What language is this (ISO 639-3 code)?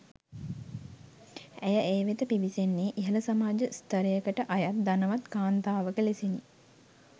sin